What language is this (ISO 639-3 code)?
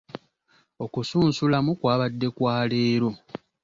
lug